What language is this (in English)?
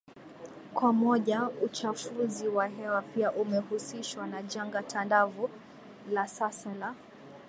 Swahili